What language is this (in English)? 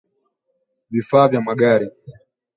Swahili